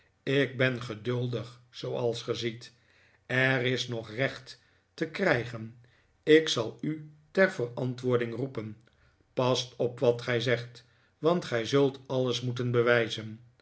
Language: Dutch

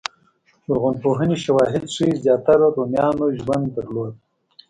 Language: Pashto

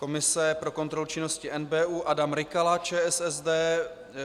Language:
Czech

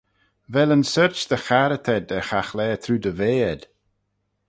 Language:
Manx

